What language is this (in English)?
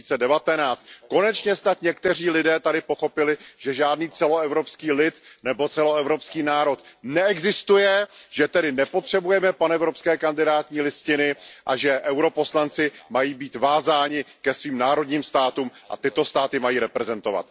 Czech